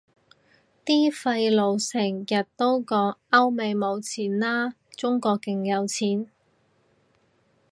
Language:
Cantonese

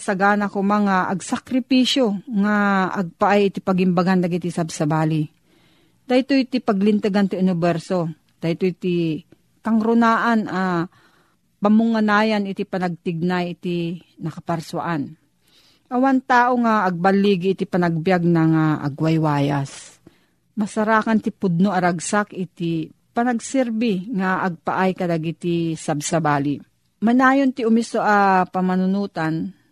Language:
Filipino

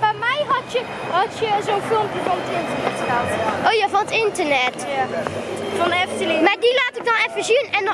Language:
Dutch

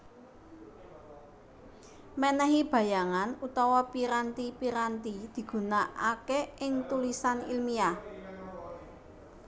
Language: Javanese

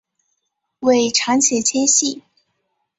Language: Chinese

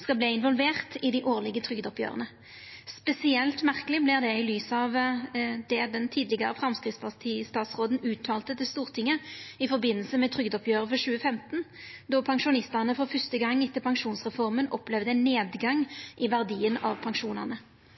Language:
Norwegian Nynorsk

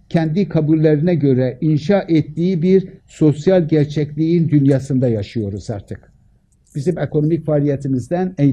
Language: Turkish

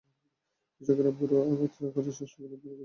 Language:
Bangla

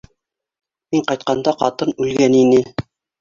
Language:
Bashkir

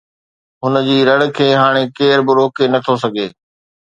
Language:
Sindhi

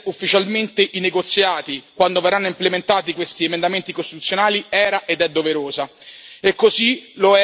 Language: Italian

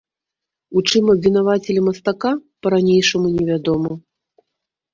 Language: Belarusian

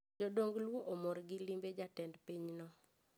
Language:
Luo (Kenya and Tanzania)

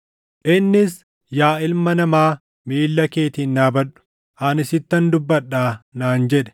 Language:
Oromo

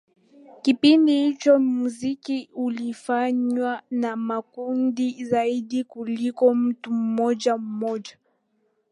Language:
Swahili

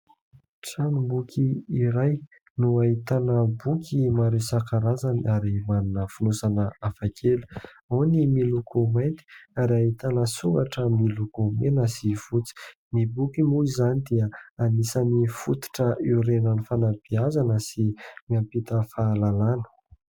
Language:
Malagasy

